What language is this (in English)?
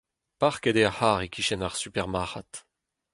Breton